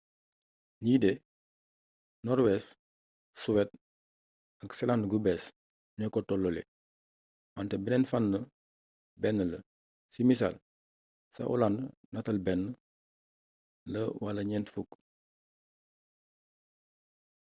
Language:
Wolof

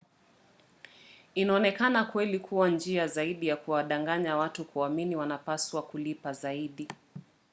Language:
Swahili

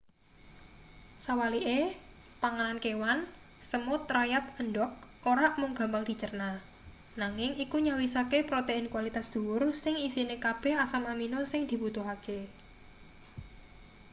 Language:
Javanese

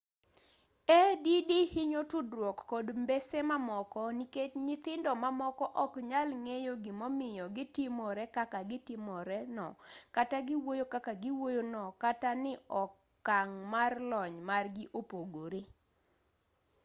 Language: Luo (Kenya and Tanzania)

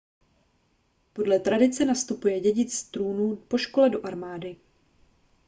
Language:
Czech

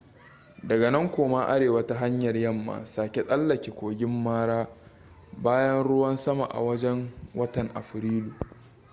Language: Hausa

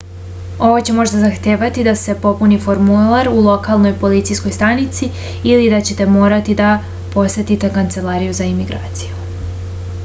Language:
Serbian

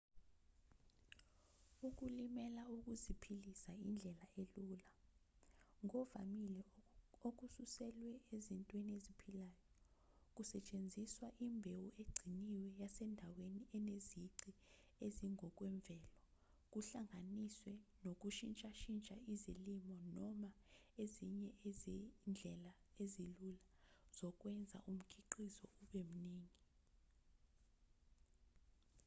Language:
Zulu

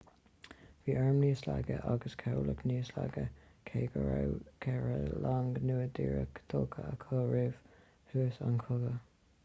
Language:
Irish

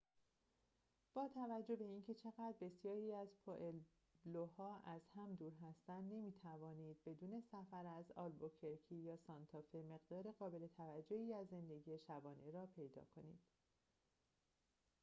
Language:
Persian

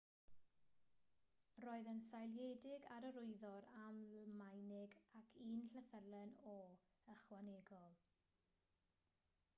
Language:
Welsh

